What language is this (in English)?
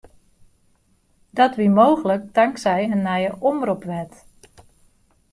Western Frisian